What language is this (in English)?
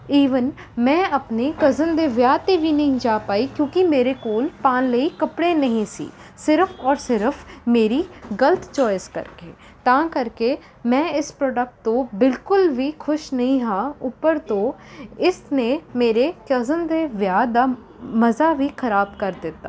Punjabi